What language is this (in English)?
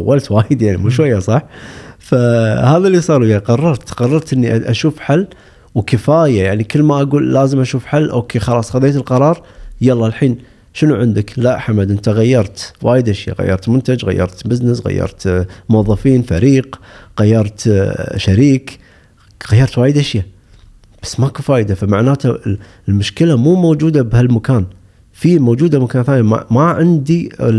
Arabic